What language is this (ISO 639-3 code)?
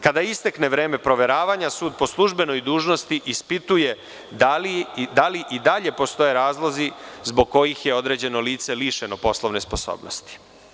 srp